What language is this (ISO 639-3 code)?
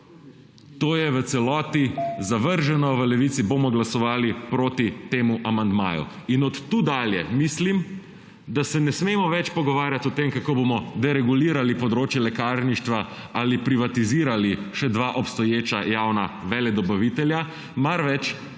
slv